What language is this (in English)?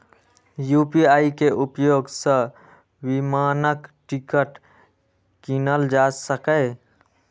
Maithili